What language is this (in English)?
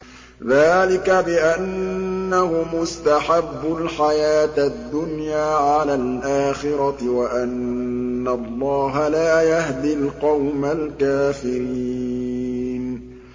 Arabic